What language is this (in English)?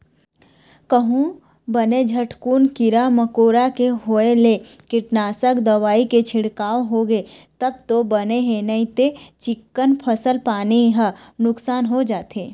Chhattisgarhi